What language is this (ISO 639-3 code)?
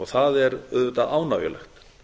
isl